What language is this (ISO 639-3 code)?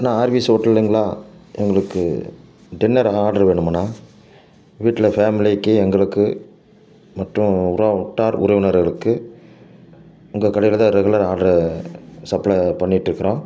tam